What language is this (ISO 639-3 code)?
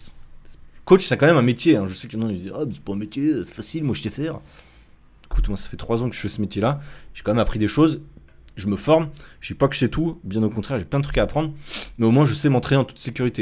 fra